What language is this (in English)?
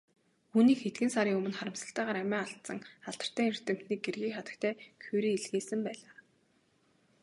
Mongolian